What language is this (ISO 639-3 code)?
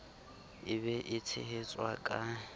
sot